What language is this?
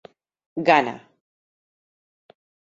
Catalan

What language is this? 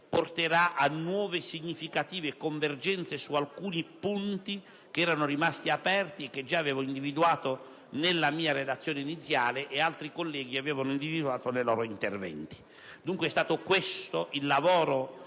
Italian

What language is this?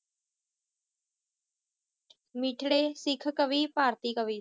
Punjabi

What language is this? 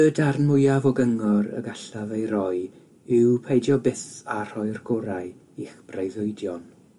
Welsh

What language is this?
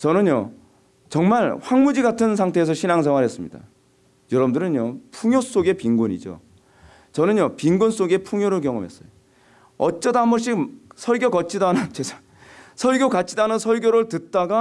Korean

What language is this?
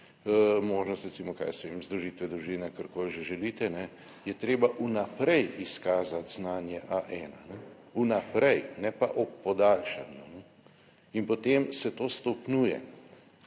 Slovenian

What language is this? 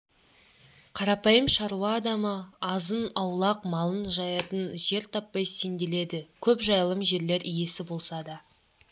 Kazakh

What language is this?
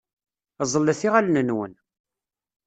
Kabyle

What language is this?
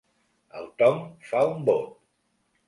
Catalan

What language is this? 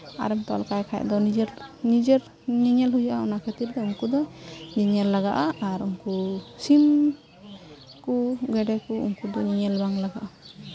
Santali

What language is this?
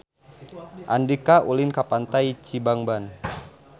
Sundanese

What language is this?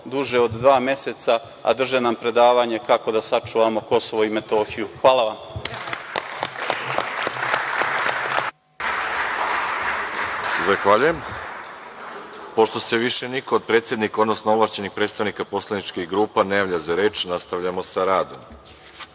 Serbian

